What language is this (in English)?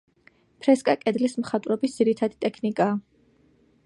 Georgian